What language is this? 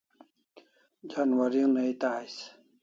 Kalasha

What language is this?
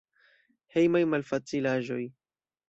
Esperanto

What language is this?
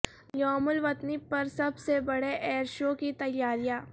Urdu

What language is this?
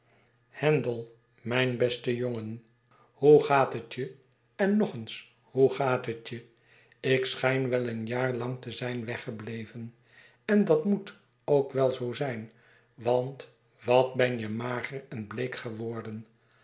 Dutch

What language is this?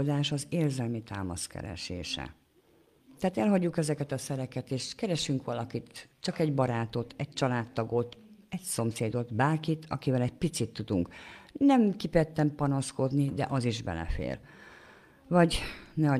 Hungarian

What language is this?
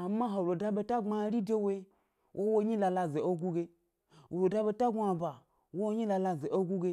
Gbari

